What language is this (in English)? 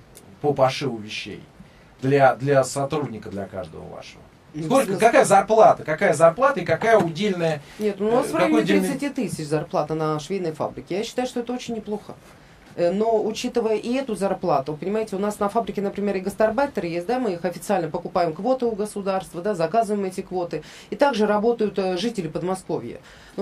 Russian